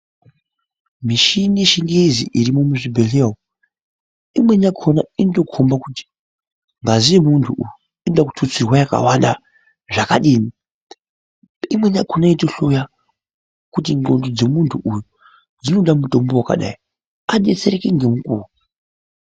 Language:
Ndau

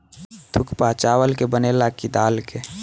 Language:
Bhojpuri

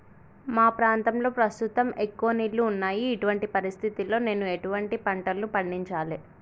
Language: Telugu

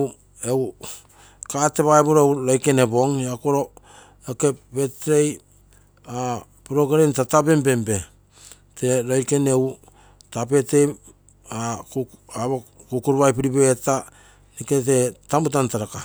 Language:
Terei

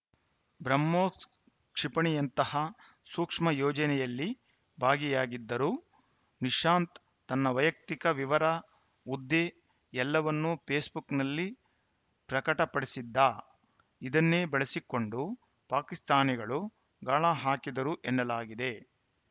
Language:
Kannada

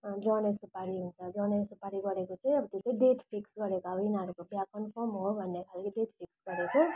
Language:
Nepali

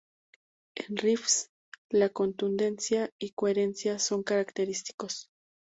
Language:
Spanish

